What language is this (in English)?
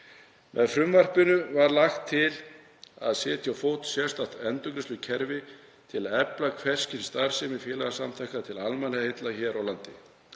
Icelandic